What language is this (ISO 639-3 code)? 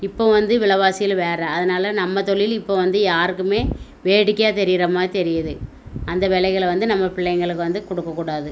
tam